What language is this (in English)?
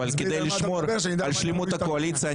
Hebrew